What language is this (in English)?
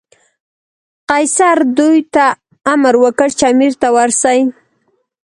Pashto